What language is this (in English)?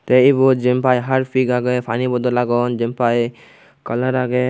Chakma